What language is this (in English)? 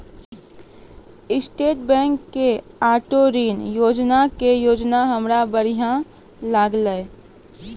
Maithili